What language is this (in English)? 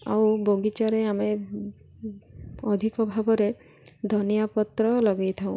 Odia